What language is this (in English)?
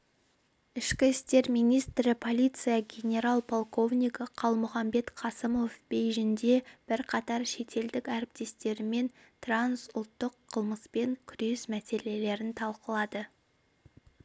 Kazakh